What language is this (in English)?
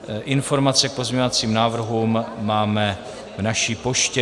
Czech